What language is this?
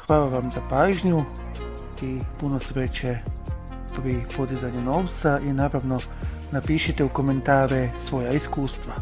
Croatian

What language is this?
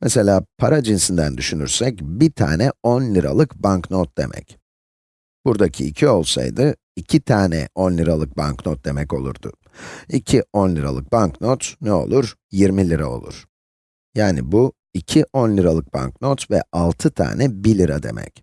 Turkish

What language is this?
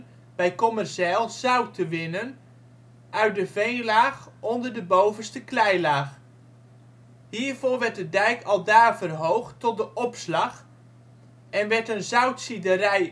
Dutch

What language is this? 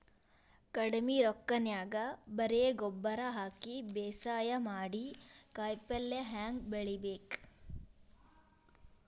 Kannada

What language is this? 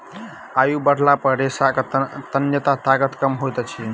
Maithili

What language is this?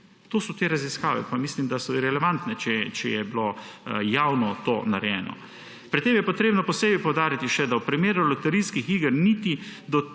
Slovenian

